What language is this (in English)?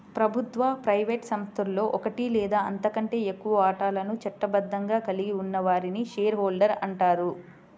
Telugu